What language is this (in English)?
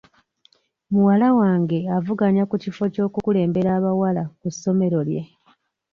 Ganda